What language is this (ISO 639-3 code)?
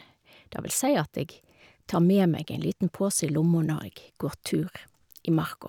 nor